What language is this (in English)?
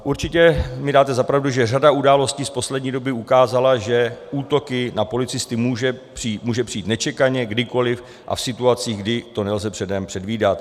Czech